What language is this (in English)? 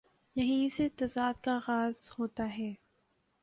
Urdu